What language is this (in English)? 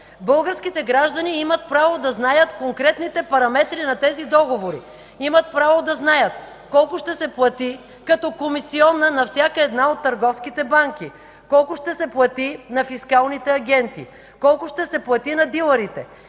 Bulgarian